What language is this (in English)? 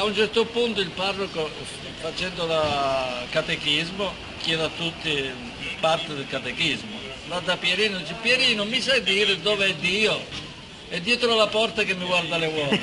Italian